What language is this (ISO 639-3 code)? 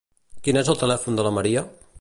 cat